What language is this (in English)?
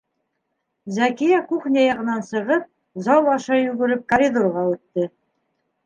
Bashkir